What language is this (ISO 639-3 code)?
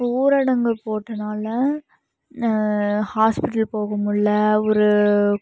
tam